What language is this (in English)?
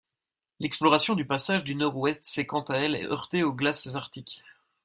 French